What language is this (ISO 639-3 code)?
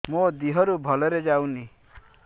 ori